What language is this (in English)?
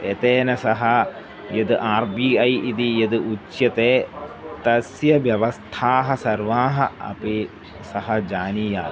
Sanskrit